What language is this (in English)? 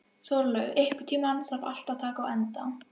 Icelandic